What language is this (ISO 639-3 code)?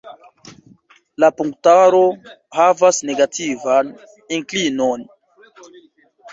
epo